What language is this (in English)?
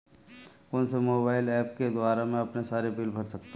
Hindi